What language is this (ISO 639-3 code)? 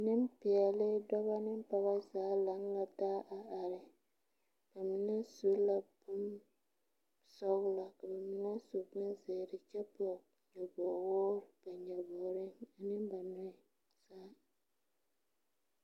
dga